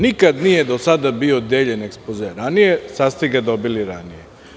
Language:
Serbian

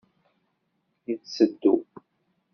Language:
Kabyle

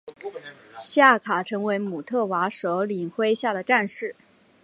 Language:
Chinese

